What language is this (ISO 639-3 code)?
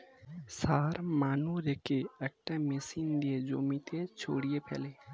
ben